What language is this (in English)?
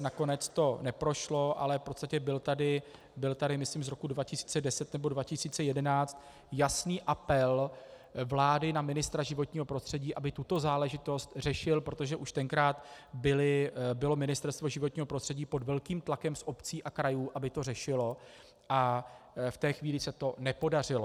Czech